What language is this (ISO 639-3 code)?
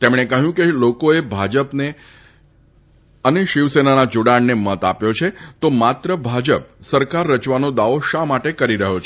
guj